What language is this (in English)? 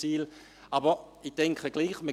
Swiss German